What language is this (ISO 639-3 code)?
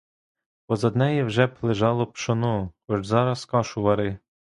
ukr